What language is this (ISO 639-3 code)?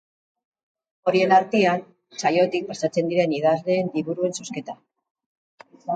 eus